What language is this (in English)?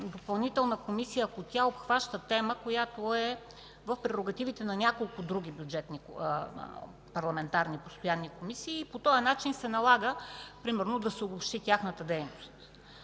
Bulgarian